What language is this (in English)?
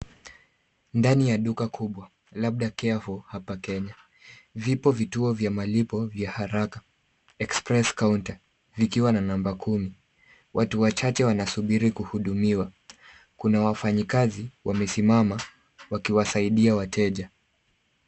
Swahili